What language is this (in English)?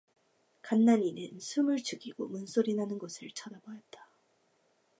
Korean